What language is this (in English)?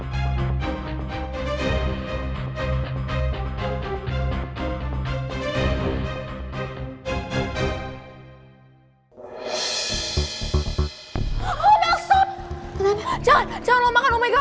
Indonesian